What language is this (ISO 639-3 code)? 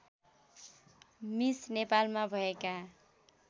nep